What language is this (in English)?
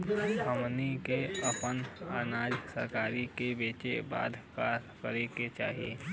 Bhojpuri